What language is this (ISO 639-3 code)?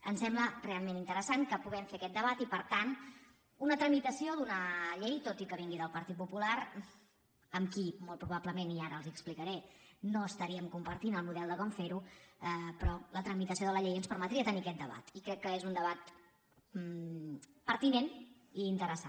cat